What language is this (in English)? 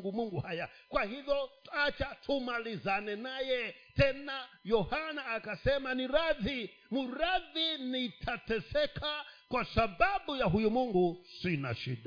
Swahili